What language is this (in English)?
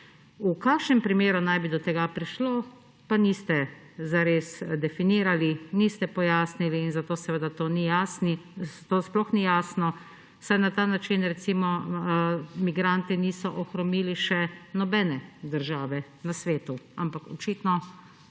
Slovenian